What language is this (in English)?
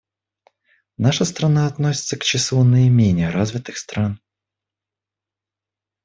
Russian